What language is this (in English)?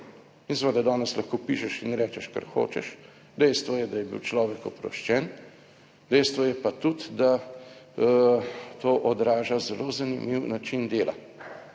Slovenian